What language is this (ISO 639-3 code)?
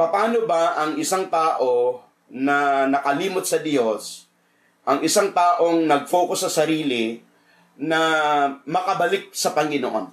fil